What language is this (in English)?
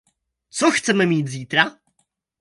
Czech